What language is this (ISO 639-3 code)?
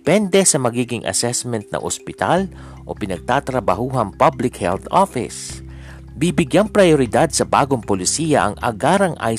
fil